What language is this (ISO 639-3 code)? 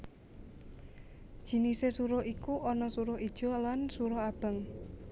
jav